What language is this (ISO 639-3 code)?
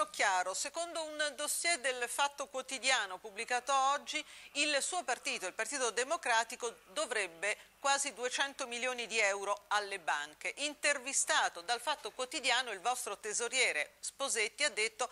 ita